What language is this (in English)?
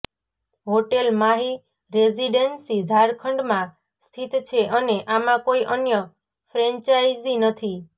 Gujarati